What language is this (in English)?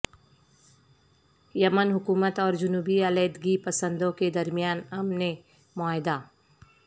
Urdu